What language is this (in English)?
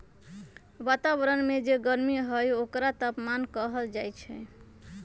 Magahi